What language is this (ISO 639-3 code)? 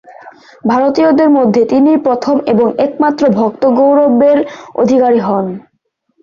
ben